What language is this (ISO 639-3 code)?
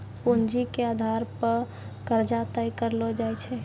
mai